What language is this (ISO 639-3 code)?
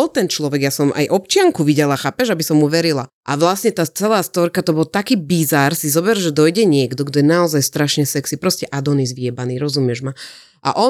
slk